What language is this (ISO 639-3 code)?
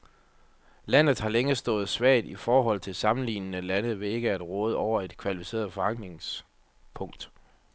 dan